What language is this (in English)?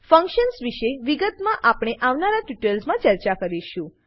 Gujarati